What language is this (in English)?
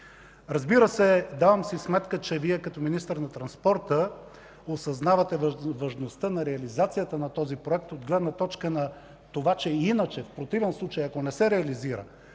Bulgarian